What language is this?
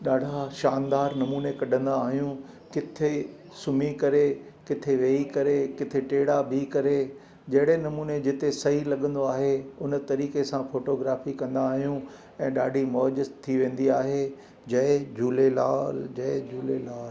Sindhi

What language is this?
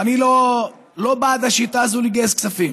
Hebrew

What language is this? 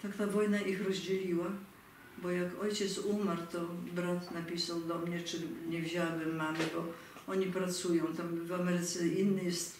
Polish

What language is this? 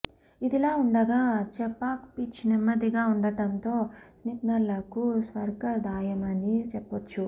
Telugu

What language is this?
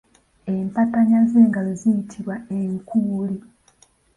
Ganda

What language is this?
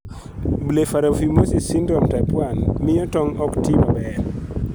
Luo (Kenya and Tanzania)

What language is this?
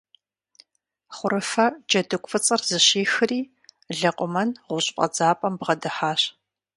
Kabardian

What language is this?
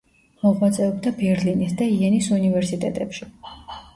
Georgian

